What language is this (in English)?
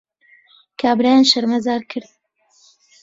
Central Kurdish